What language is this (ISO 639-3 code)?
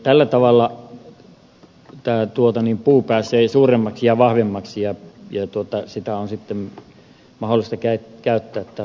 fin